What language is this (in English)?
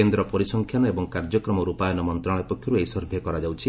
Odia